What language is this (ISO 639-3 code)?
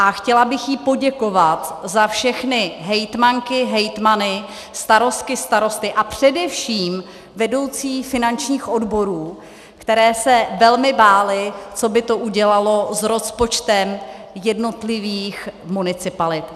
ces